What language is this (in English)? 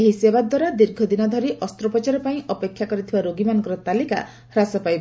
Odia